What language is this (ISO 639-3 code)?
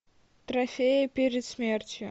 rus